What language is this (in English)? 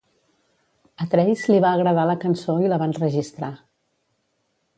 Catalan